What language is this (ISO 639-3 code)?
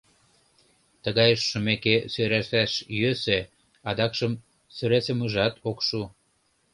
chm